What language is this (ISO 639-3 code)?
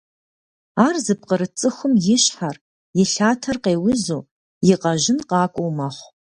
kbd